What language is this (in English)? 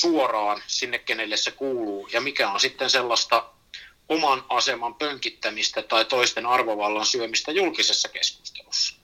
Finnish